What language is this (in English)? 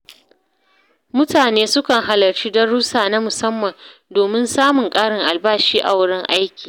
Hausa